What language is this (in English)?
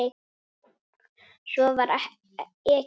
Icelandic